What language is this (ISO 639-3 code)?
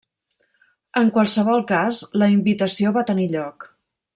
cat